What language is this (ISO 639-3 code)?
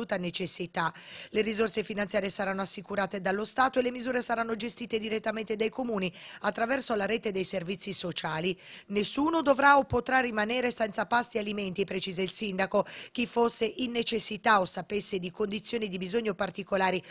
ita